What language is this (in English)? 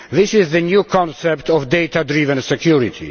English